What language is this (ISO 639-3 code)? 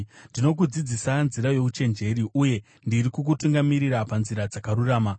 sna